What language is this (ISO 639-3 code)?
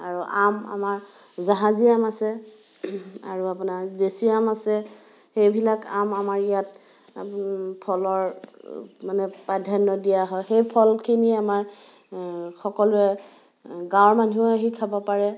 asm